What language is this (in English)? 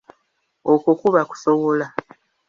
Ganda